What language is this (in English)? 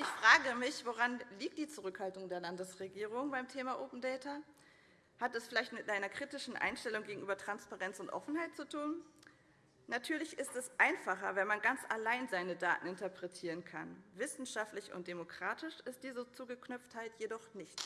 German